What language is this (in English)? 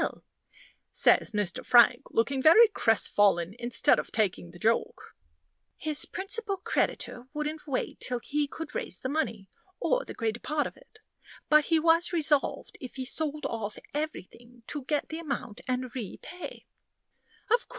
English